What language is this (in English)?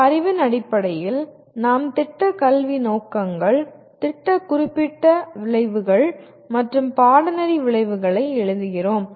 Tamil